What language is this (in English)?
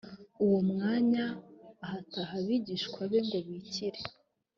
Kinyarwanda